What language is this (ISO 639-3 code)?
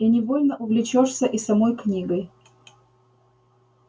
rus